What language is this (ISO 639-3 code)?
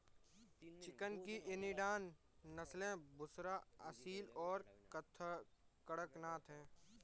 hin